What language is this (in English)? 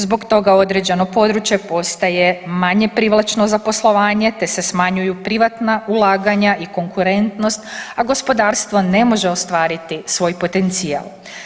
Croatian